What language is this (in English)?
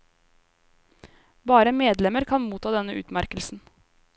Norwegian